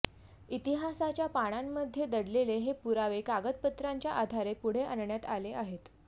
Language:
Marathi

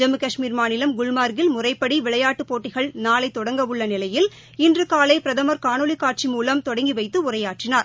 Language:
Tamil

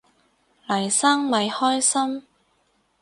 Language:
Cantonese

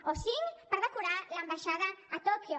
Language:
Catalan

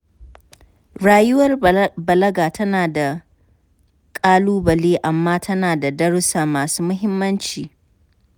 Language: Hausa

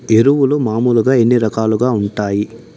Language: Telugu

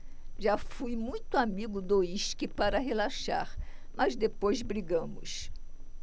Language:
Portuguese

